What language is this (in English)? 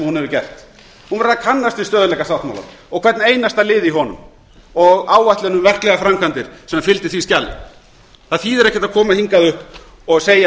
Icelandic